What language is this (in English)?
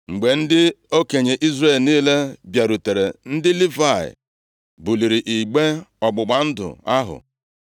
Igbo